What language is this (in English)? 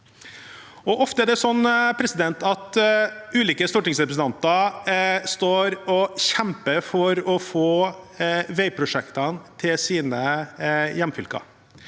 Norwegian